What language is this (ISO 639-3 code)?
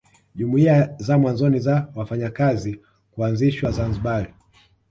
swa